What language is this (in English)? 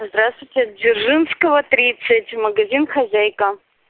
Russian